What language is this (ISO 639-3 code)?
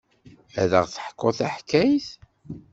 kab